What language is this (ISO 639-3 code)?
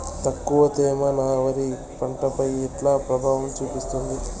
tel